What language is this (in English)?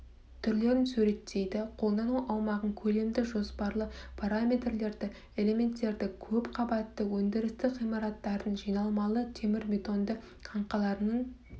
Kazakh